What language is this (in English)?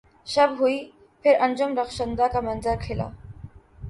Urdu